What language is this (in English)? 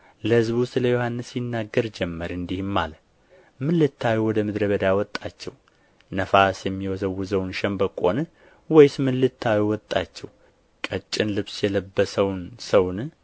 Amharic